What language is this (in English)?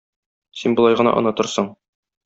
Tatar